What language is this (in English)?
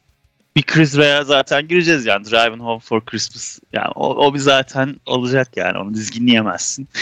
Turkish